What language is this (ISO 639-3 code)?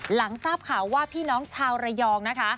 tha